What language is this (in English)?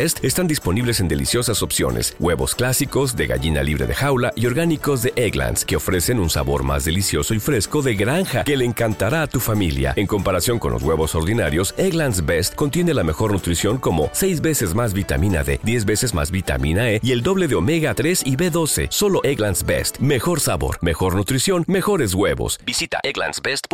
Spanish